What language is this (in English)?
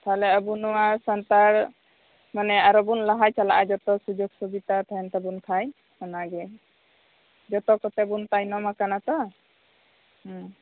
Santali